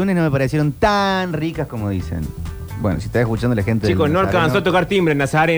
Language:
Spanish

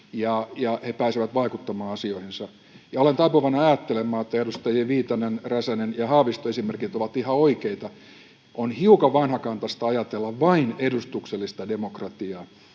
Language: Finnish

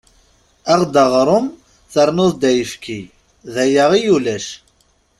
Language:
Kabyle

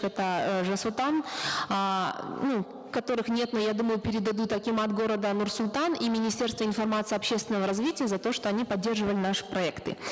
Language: Kazakh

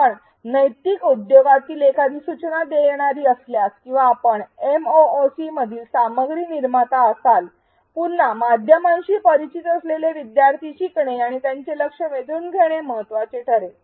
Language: Marathi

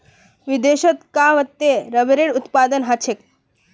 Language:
Magahi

